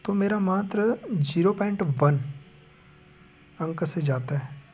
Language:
Hindi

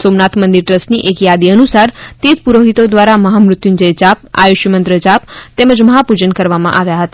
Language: Gujarati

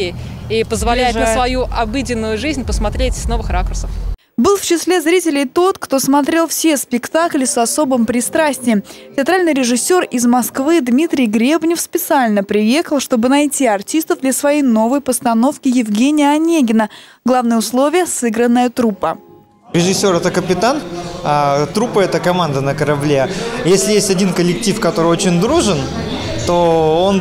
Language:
Russian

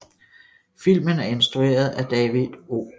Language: Danish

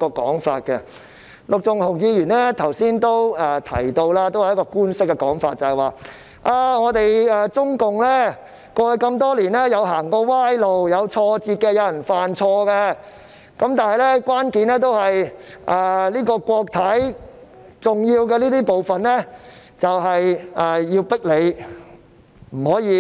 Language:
Cantonese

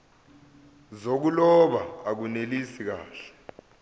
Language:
Zulu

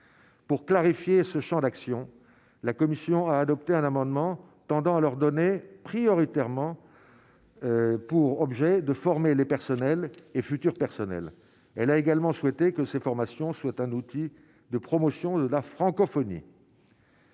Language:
French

